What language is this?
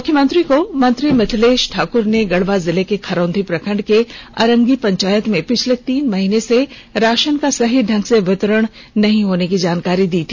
Hindi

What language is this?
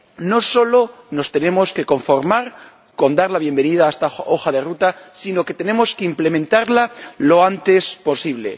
Spanish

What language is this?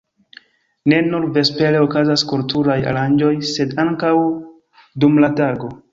Esperanto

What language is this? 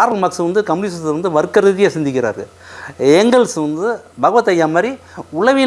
Indonesian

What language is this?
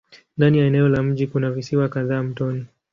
Swahili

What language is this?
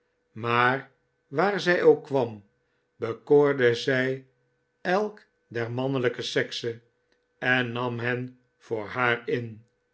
Dutch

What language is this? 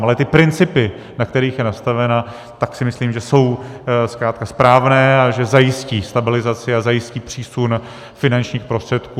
Czech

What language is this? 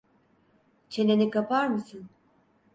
Turkish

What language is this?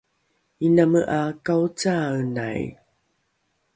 Rukai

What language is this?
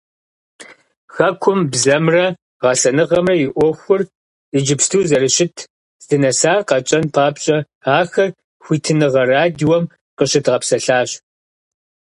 Kabardian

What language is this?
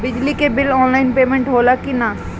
Bhojpuri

